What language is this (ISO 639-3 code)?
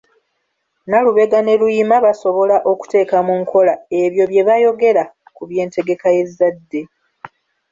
lug